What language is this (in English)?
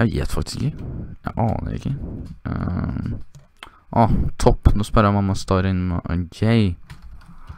Norwegian